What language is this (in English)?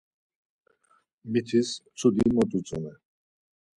Laz